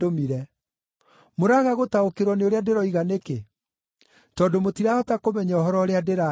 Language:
Kikuyu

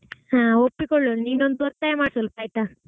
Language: Kannada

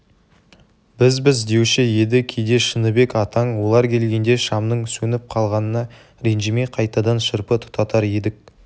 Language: Kazakh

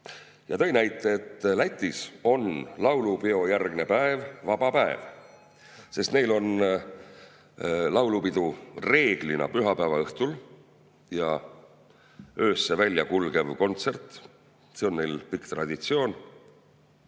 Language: Estonian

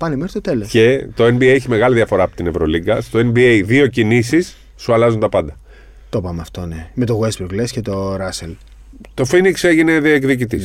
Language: Greek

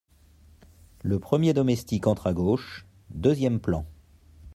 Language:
French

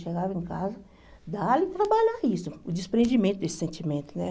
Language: Portuguese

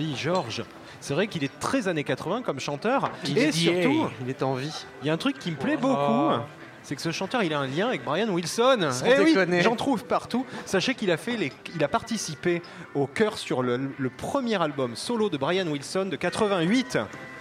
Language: French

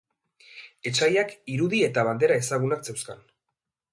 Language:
Basque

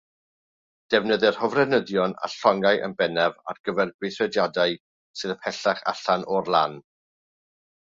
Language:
Welsh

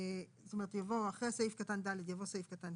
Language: Hebrew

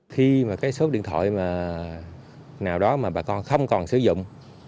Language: Vietnamese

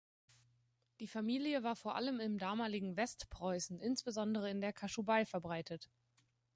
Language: German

